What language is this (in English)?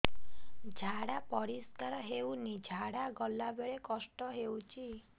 Odia